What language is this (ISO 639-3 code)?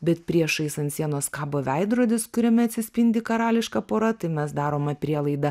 lit